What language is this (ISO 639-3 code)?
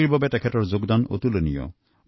asm